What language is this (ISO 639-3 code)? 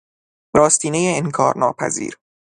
fas